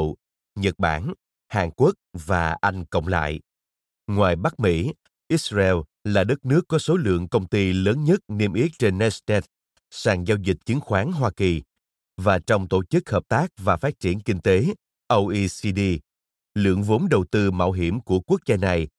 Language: Vietnamese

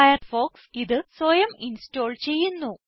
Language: Malayalam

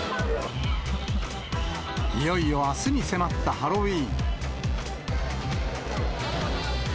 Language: Japanese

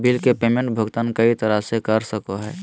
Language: Magahi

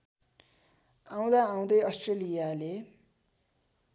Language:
Nepali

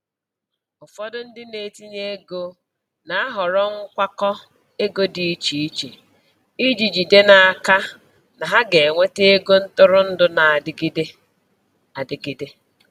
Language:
Igbo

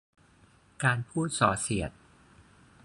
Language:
Thai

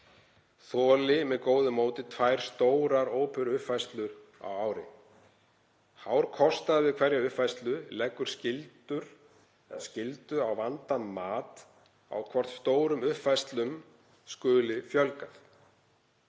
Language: Icelandic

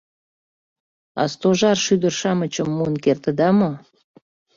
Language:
Mari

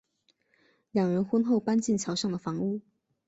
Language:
Chinese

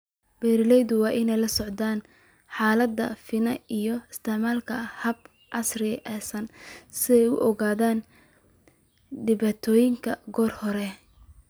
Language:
Somali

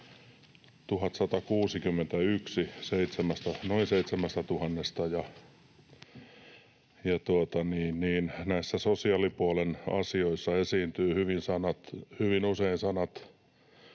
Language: Finnish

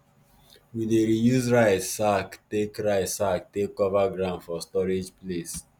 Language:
Nigerian Pidgin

